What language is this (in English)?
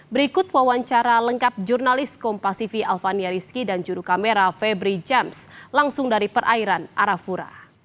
Indonesian